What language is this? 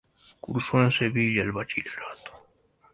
Spanish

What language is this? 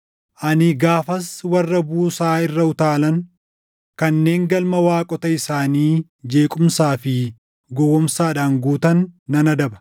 Oromo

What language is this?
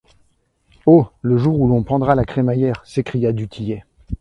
French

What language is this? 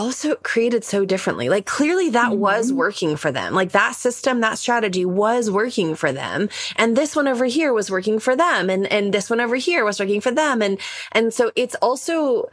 English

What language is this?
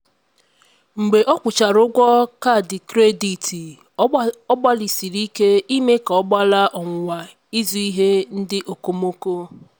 Igbo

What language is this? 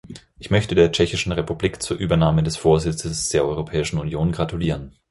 German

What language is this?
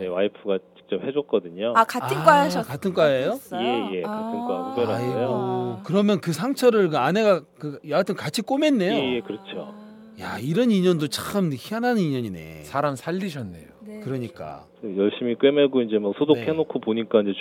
Korean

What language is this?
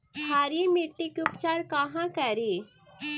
Magahi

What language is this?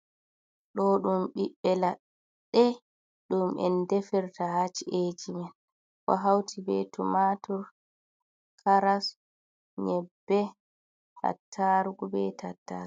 Fula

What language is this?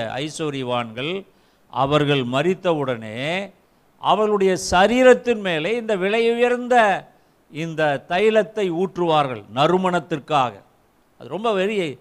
Tamil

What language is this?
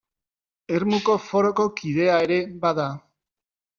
Basque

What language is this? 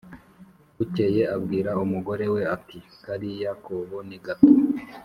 Kinyarwanda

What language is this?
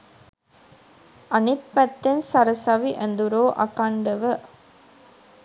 Sinhala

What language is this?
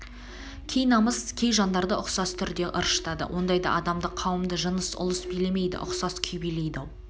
Kazakh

